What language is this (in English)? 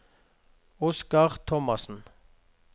Norwegian